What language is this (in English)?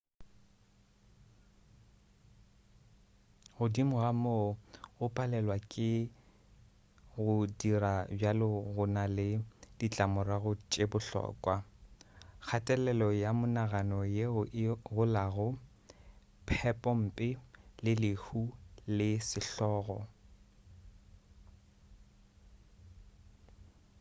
Northern Sotho